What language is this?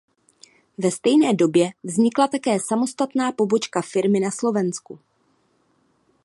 Czech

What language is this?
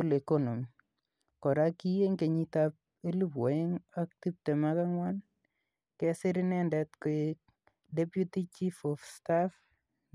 Kalenjin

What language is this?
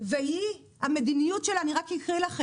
Hebrew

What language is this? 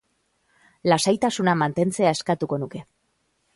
Basque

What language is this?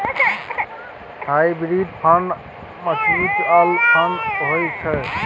Maithili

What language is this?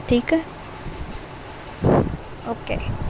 Urdu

